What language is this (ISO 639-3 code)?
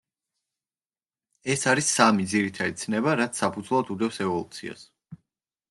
kat